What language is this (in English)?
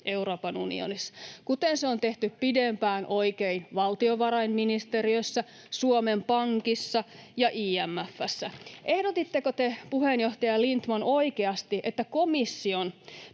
Finnish